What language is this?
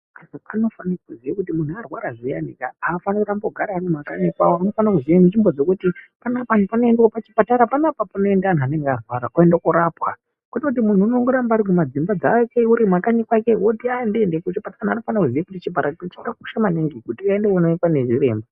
Ndau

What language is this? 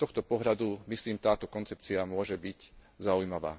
Slovak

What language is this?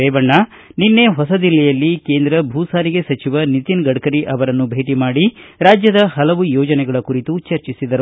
Kannada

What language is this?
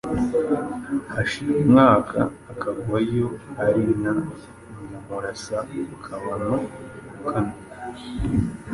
Kinyarwanda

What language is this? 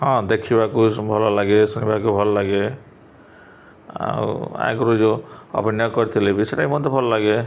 Odia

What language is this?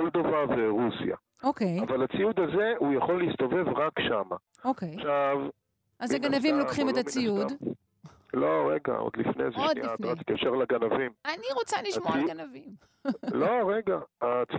Hebrew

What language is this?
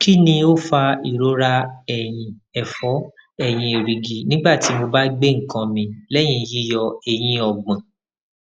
Yoruba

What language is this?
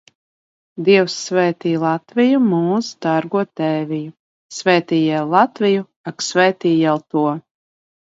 Latvian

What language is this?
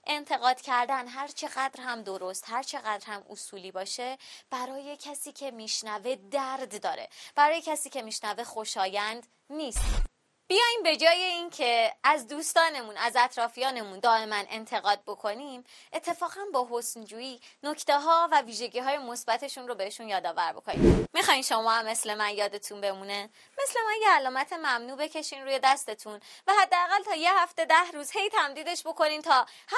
Persian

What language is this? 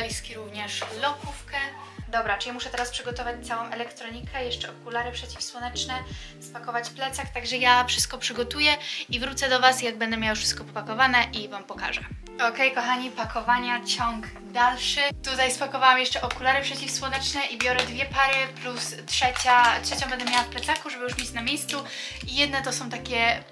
Polish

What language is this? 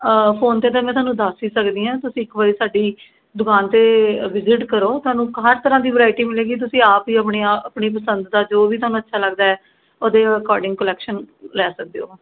Punjabi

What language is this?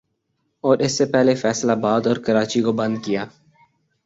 Urdu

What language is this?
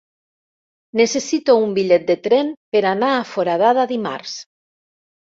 Catalan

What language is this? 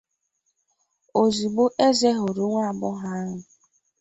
Igbo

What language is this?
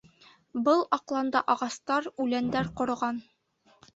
Bashkir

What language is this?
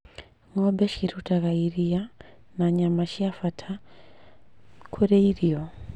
Kikuyu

